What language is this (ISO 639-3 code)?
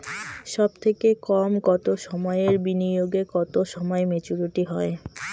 ben